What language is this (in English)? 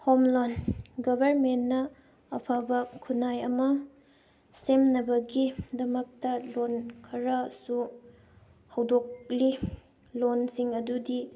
Manipuri